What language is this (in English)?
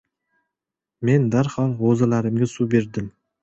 Uzbek